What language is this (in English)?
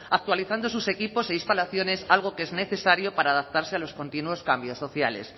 Spanish